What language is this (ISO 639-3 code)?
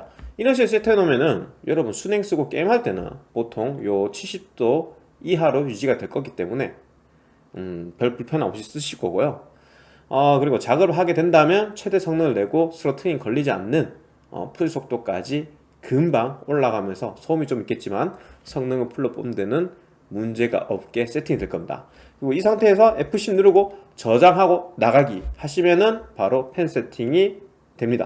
kor